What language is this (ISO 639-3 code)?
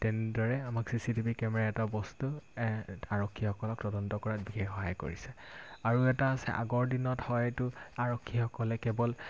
asm